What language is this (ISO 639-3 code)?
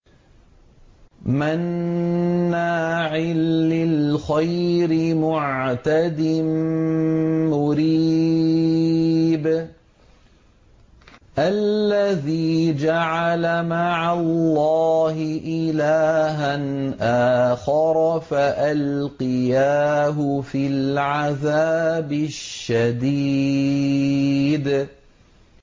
ara